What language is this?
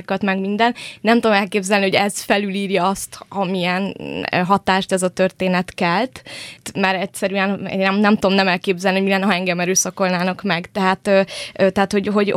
Hungarian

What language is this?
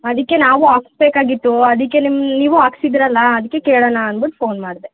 Kannada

